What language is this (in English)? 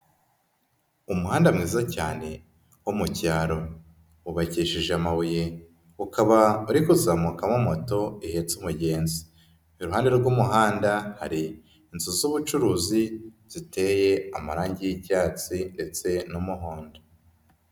Kinyarwanda